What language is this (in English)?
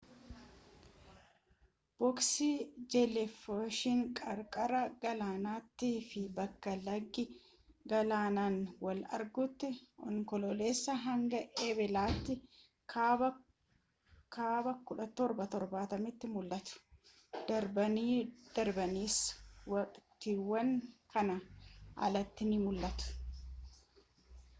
Oromo